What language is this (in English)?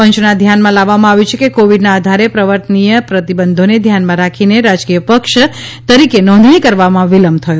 Gujarati